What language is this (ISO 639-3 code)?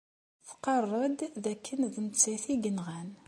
kab